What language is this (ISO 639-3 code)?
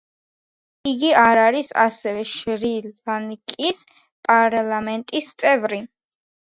kat